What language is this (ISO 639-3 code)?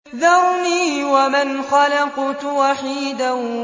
ara